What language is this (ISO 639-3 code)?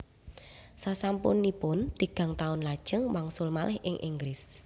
jav